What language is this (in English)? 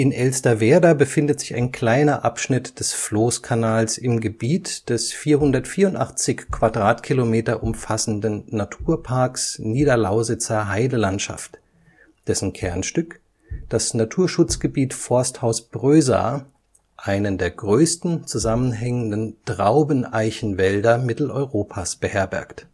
German